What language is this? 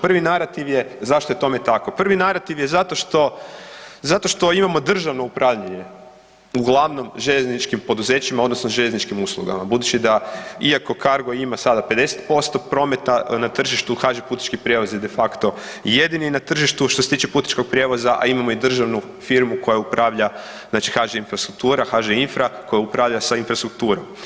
Croatian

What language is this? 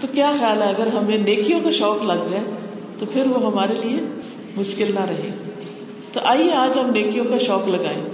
Urdu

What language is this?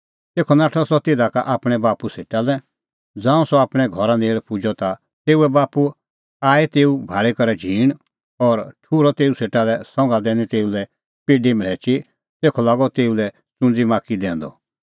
Kullu Pahari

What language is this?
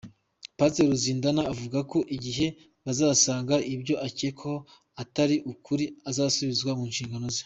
Kinyarwanda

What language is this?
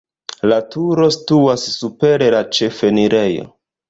Esperanto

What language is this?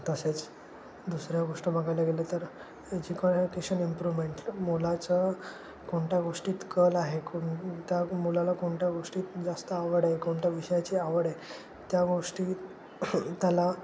Marathi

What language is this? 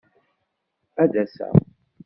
Kabyle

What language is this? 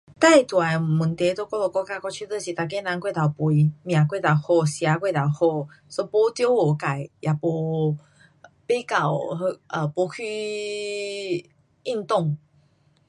Pu-Xian Chinese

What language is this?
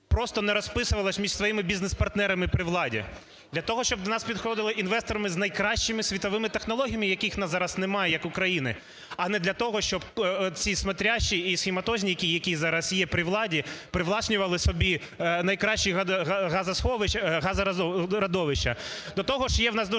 Ukrainian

